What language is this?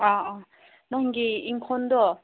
Manipuri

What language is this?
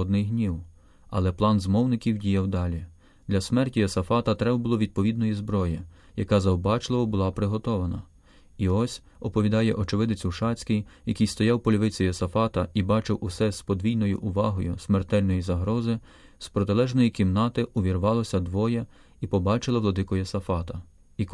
Ukrainian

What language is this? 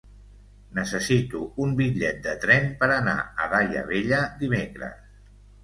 Catalan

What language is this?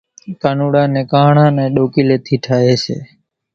Kachi Koli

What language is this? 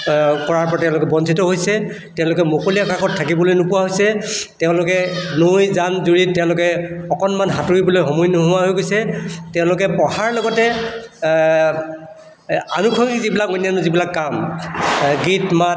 Assamese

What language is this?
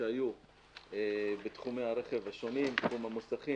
Hebrew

